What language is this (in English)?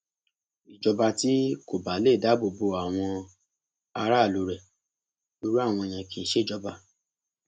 Yoruba